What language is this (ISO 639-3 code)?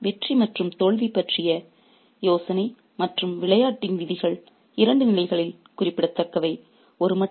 tam